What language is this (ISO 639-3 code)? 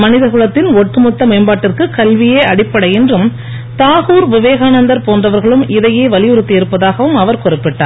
tam